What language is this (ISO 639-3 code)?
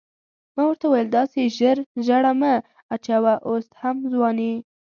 pus